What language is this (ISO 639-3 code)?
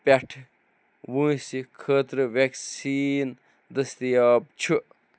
kas